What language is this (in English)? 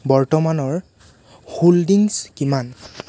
Assamese